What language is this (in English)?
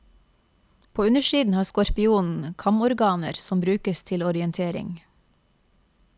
Norwegian